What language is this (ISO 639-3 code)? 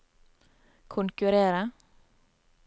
nor